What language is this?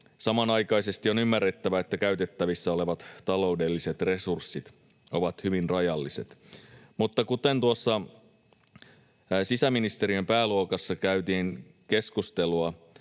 Finnish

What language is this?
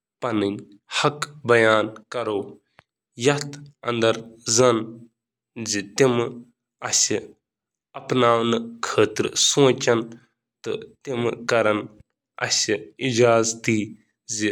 Kashmiri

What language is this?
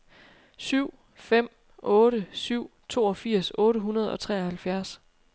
Danish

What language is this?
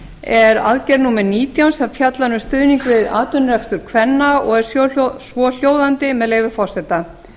Icelandic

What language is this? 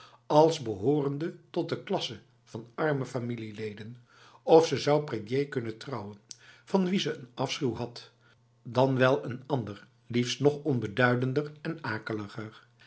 Dutch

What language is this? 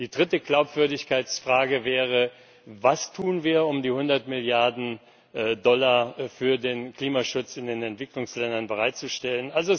German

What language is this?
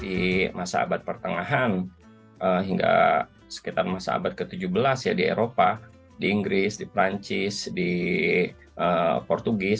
Indonesian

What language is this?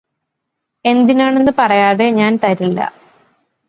Malayalam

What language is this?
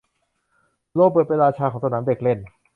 Thai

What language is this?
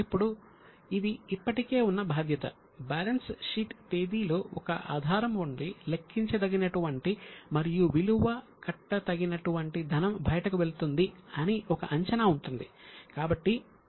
Telugu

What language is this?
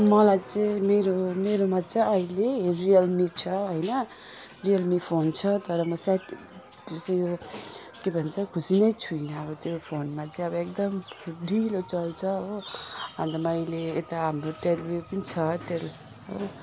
Nepali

